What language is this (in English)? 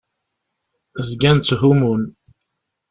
Kabyle